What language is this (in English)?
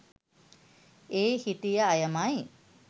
Sinhala